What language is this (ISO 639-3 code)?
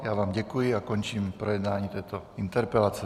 ces